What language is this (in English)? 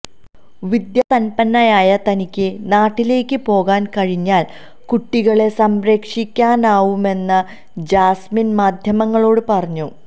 Malayalam